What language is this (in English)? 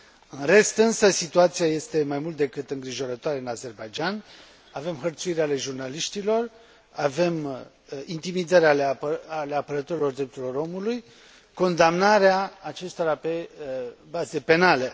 Romanian